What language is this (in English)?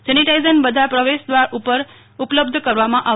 Gujarati